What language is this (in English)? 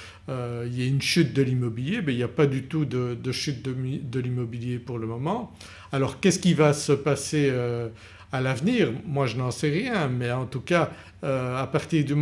French